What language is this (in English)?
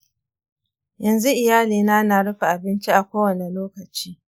Hausa